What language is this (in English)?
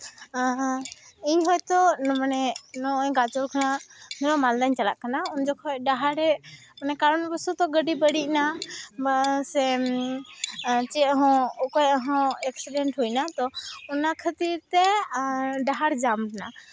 Santali